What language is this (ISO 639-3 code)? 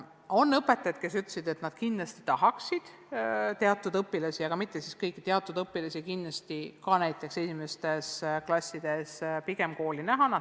est